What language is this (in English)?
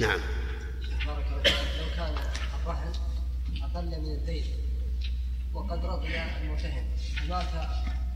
Arabic